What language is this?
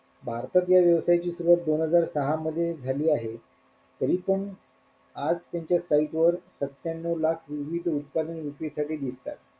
Marathi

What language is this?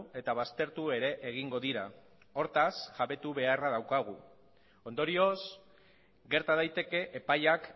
Basque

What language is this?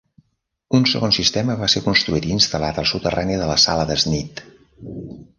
Catalan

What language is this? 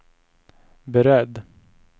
Swedish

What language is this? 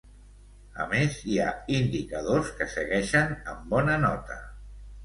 Catalan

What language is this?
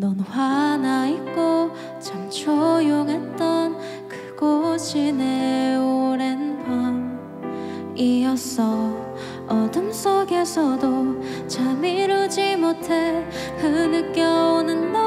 Korean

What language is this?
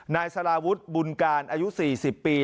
Thai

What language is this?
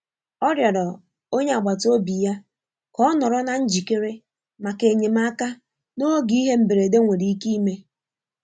Igbo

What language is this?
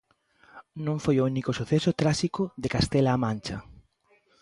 Galician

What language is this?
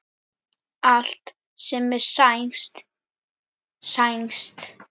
Icelandic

